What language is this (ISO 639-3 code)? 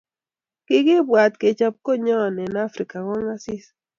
kln